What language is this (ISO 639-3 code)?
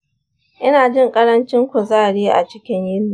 hau